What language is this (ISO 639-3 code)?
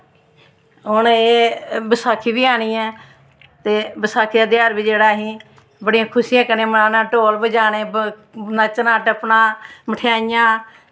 doi